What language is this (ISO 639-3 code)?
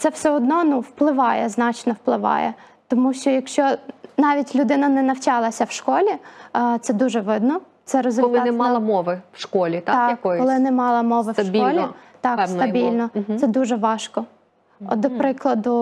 ukr